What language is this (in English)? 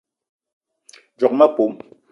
Eton (Cameroon)